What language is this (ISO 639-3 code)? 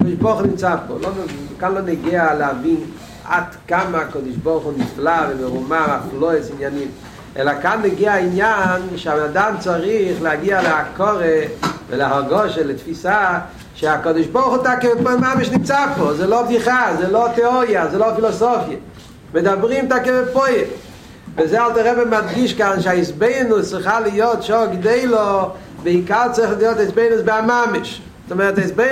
heb